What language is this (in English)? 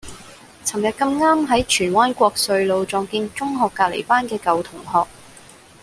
Cantonese